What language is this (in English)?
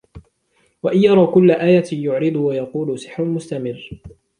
Arabic